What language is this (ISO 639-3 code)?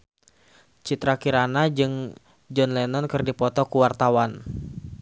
sun